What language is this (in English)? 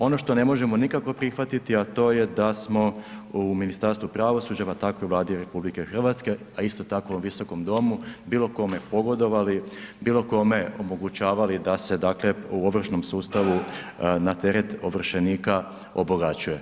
Croatian